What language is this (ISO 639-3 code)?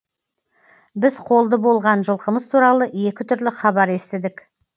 kaz